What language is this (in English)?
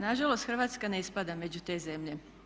Croatian